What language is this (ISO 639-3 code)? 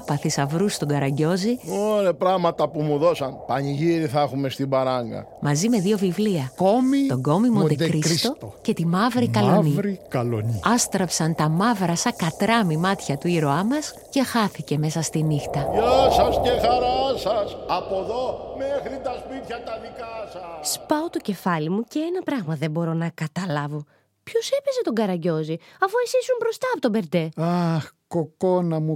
ell